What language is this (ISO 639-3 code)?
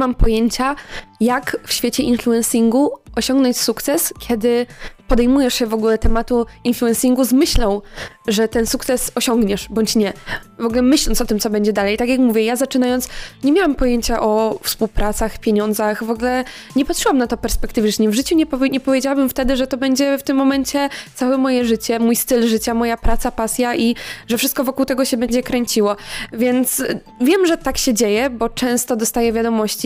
pol